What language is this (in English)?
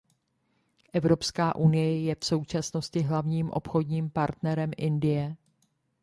Czech